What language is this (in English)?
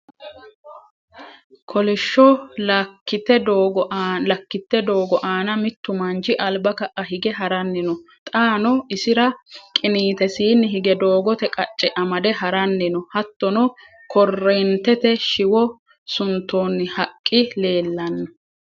Sidamo